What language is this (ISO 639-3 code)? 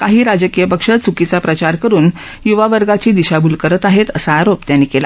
mar